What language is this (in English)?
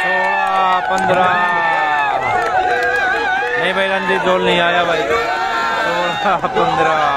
Hindi